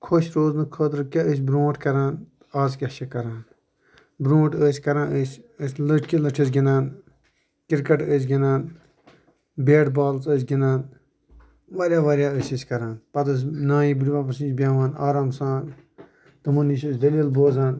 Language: Kashmiri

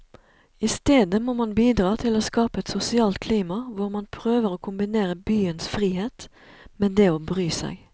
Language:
Norwegian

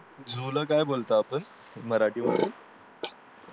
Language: Marathi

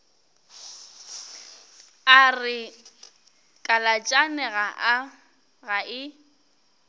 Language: Northern Sotho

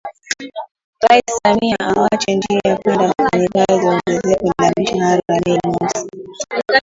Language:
Swahili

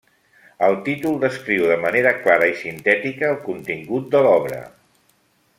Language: Catalan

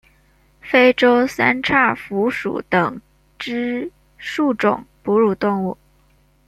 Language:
Chinese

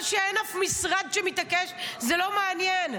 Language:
Hebrew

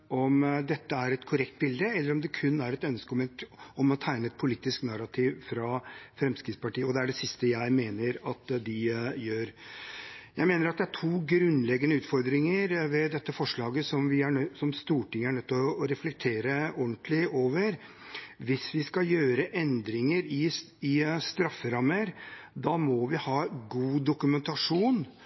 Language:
Norwegian Bokmål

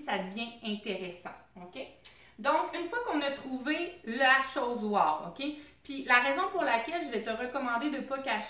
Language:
French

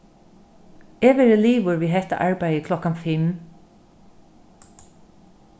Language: Faroese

